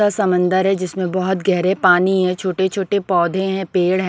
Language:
Hindi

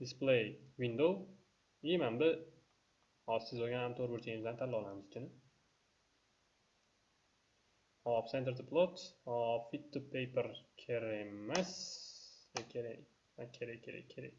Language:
Turkish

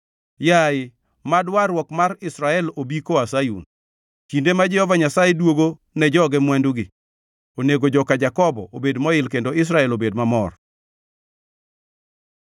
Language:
Luo (Kenya and Tanzania)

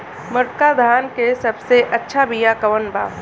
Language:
Bhojpuri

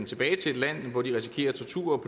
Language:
Danish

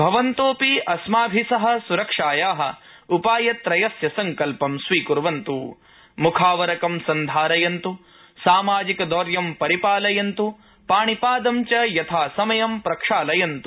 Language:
Sanskrit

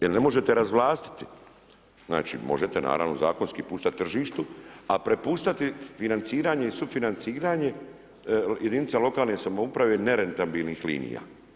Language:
Croatian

